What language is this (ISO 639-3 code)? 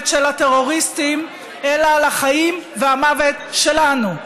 heb